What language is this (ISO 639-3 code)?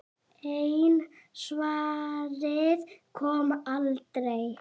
isl